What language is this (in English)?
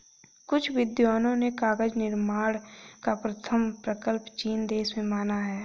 Hindi